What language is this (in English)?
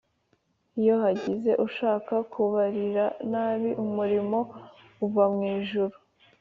Kinyarwanda